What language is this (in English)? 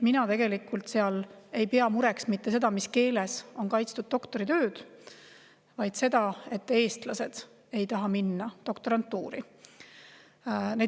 Estonian